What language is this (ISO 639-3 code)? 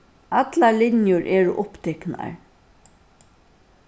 fao